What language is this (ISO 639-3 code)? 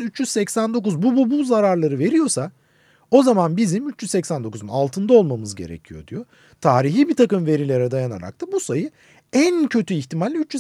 tur